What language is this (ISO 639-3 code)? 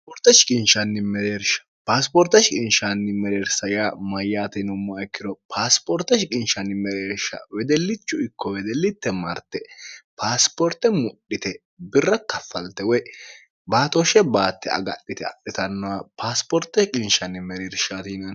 sid